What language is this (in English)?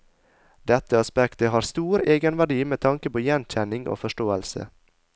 Norwegian